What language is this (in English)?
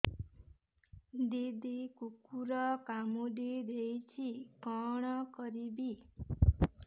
Odia